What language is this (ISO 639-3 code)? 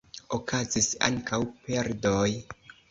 epo